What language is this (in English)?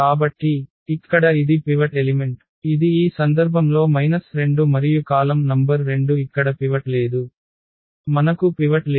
Telugu